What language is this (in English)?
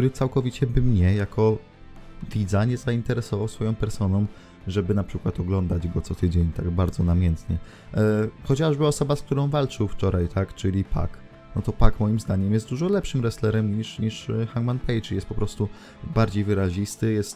Polish